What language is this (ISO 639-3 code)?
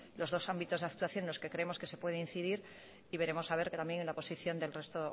spa